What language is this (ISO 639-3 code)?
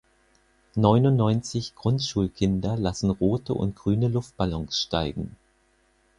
deu